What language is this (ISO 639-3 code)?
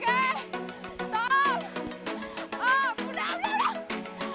ind